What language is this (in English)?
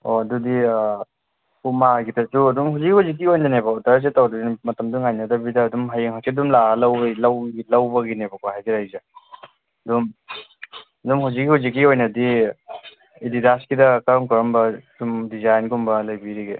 Manipuri